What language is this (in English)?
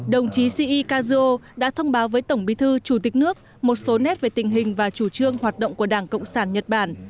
Vietnamese